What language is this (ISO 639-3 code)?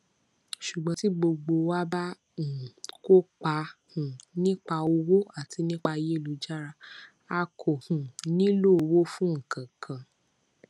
yor